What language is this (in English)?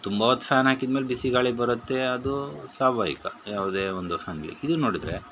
Kannada